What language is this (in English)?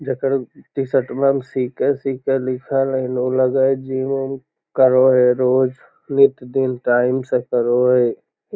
Magahi